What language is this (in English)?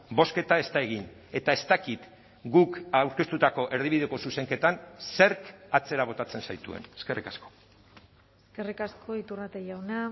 Basque